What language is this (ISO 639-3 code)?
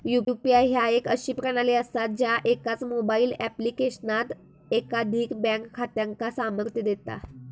mar